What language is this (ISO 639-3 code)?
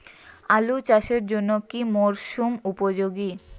ben